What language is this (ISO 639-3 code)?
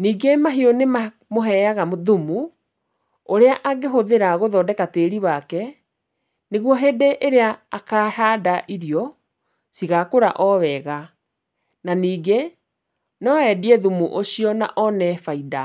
kik